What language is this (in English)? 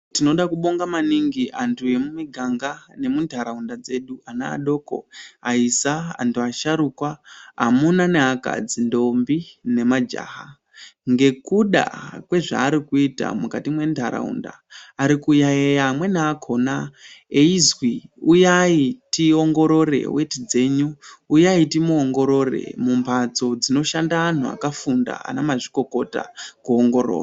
Ndau